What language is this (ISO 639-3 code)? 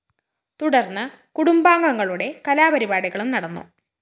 mal